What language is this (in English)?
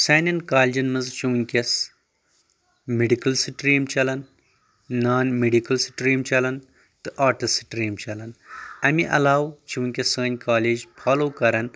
Kashmiri